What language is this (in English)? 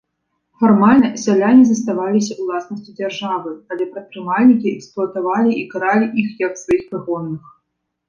Belarusian